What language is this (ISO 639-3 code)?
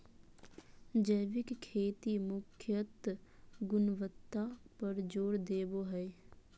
mag